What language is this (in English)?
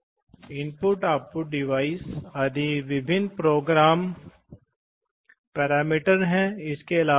Hindi